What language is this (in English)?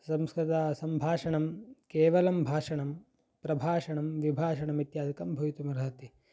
Sanskrit